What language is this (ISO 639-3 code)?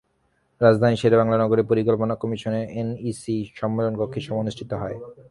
ben